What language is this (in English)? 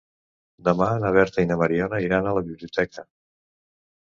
Catalan